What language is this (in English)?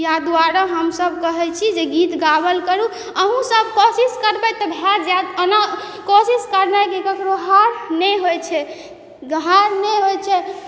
Maithili